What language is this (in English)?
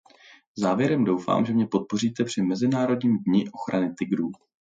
Czech